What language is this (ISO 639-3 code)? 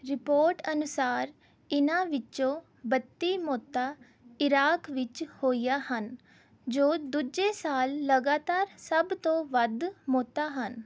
pan